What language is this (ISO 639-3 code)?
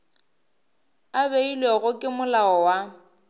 nso